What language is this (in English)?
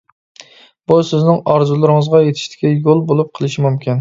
Uyghur